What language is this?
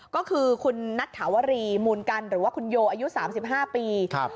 Thai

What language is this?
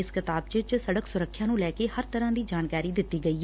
Punjabi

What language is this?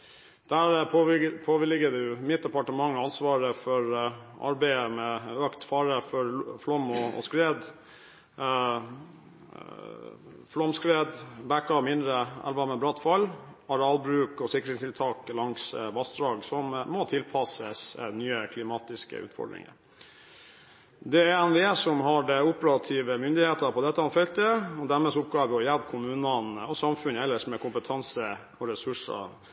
Norwegian Bokmål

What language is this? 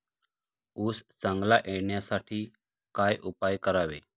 Marathi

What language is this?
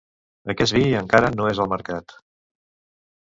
Catalan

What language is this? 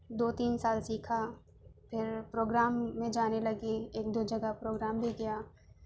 Urdu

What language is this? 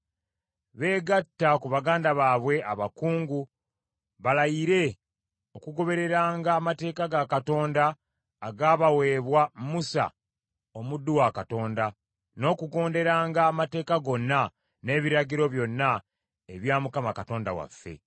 Ganda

